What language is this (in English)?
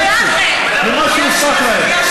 Hebrew